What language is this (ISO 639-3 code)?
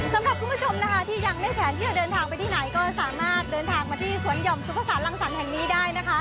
tha